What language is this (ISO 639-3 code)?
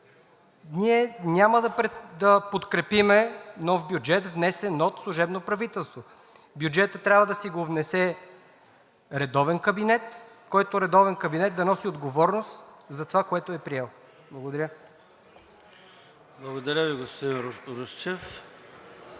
bul